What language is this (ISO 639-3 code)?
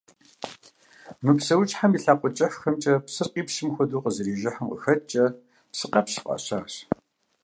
kbd